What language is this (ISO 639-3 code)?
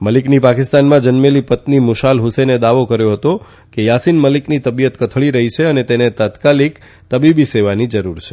guj